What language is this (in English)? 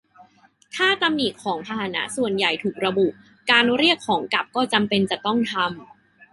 Thai